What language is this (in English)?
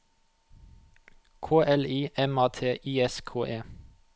Norwegian